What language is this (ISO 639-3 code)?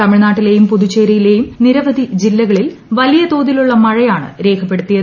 mal